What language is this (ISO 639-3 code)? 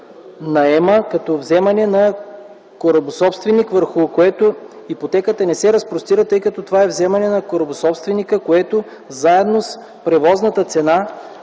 bul